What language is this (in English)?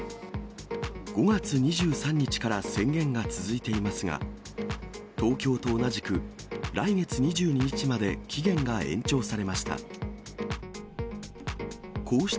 Japanese